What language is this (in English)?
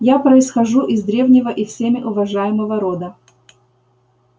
Russian